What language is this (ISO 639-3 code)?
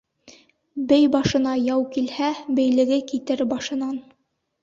bak